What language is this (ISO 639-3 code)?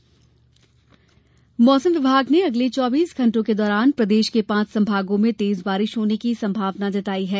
hin